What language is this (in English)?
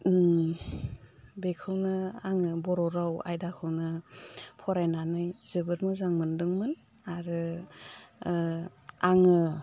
Bodo